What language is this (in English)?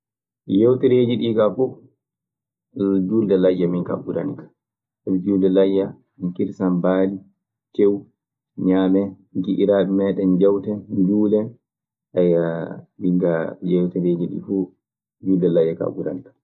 Maasina Fulfulde